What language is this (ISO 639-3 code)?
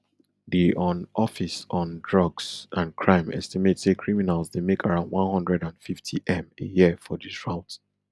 pcm